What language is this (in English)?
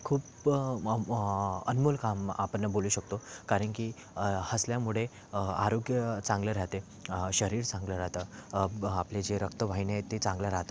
Marathi